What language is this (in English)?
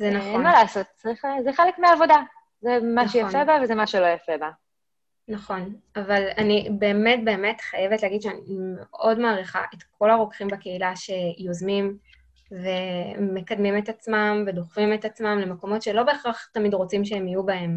Hebrew